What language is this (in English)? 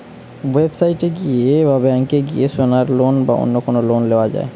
Bangla